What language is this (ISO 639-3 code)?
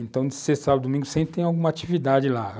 por